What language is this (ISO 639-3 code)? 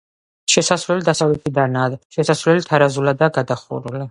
kat